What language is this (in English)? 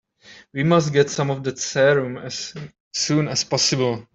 English